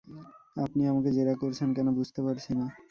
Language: Bangla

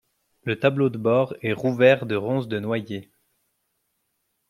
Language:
French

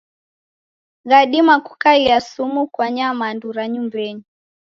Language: Taita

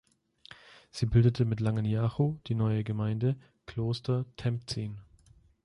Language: German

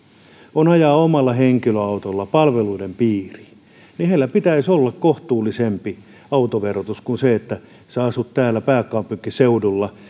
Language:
Finnish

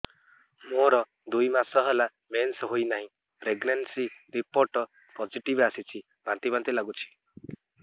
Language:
Odia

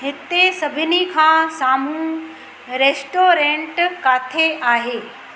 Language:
Sindhi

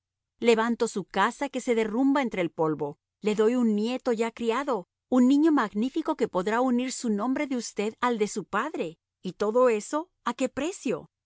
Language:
Spanish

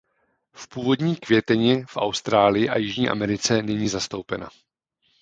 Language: Czech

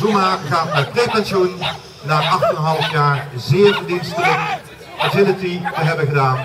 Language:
Dutch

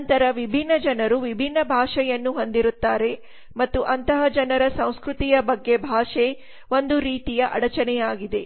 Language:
Kannada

